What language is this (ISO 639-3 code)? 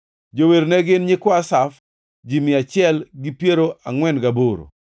luo